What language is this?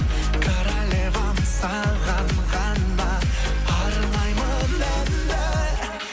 Kazakh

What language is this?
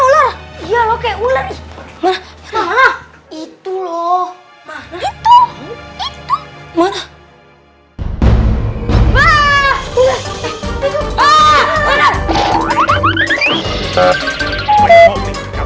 Indonesian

